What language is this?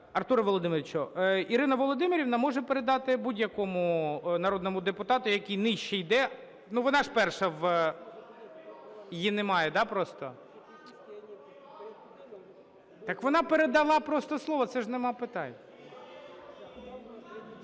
Ukrainian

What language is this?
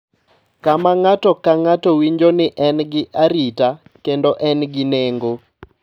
Luo (Kenya and Tanzania)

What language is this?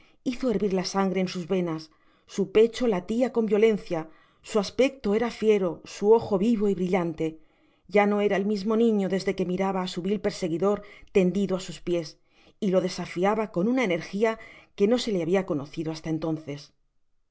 Spanish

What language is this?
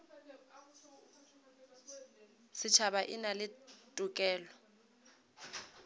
Northern Sotho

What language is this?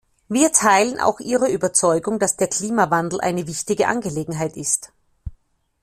German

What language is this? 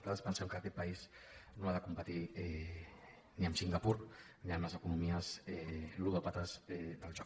Catalan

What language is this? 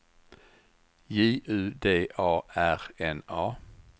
Swedish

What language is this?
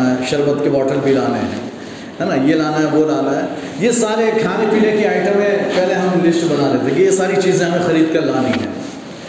Urdu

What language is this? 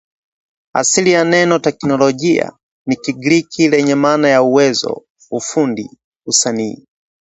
Swahili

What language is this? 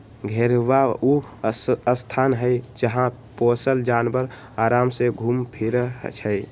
Magahi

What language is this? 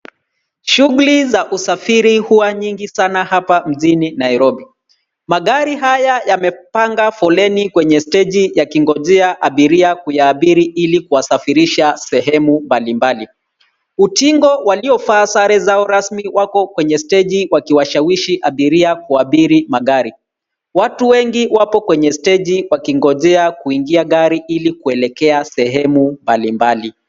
Swahili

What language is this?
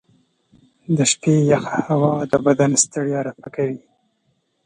Pashto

